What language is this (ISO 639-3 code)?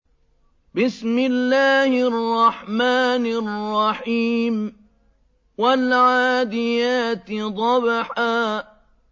ara